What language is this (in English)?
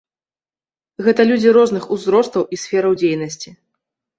Belarusian